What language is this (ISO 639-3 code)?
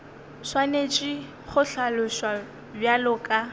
nso